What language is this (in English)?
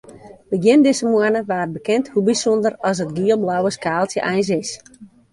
Western Frisian